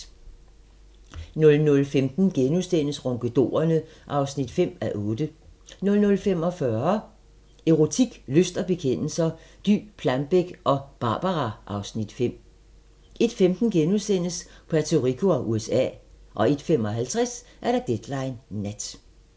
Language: Danish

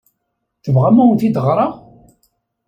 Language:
Kabyle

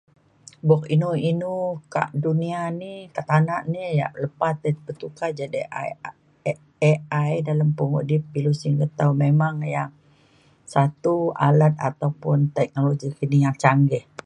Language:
Mainstream Kenyah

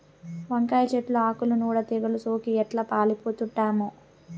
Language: Telugu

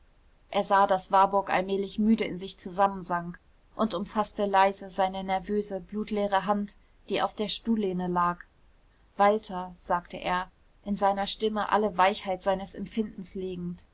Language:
German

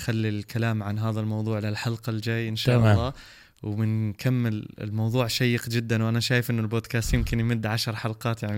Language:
Arabic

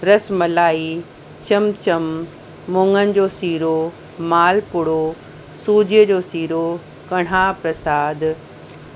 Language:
Sindhi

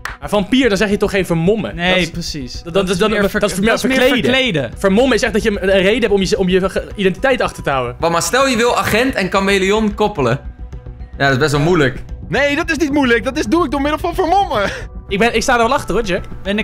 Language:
Dutch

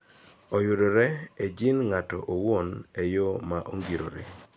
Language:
Luo (Kenya and Tanzania)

